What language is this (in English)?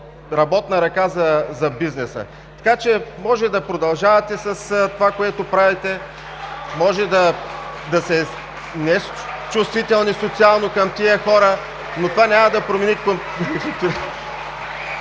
Bulgarian